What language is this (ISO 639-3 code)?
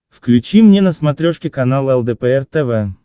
rus